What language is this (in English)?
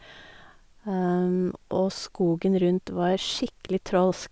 Norwegian